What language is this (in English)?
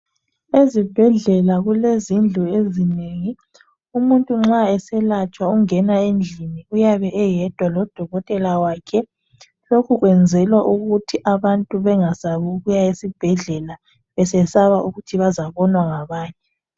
North Ndebele